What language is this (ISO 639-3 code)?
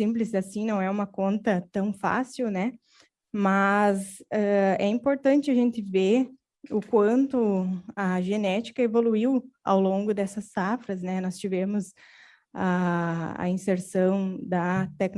por